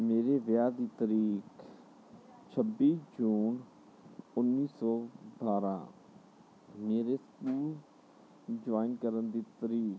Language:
Punjabi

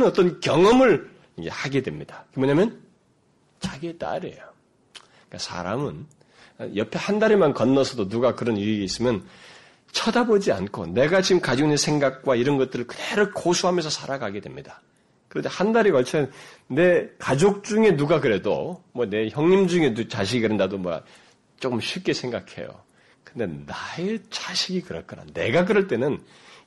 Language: Korean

